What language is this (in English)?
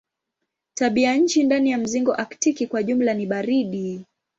Swahili